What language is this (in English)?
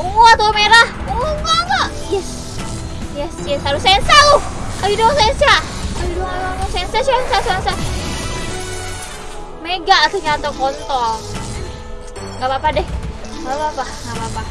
Indonesian